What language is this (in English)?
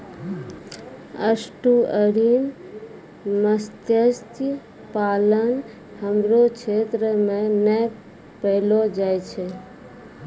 Maithili